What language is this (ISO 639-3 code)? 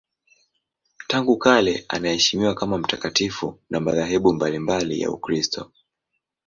swa